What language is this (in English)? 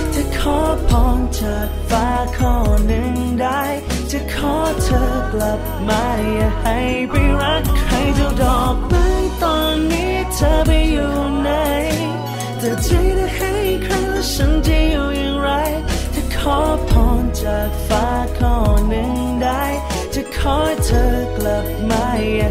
Thai